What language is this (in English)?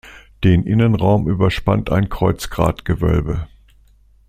German